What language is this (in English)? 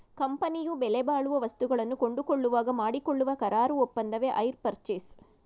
Kannada